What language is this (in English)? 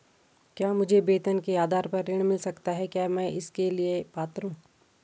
Hindi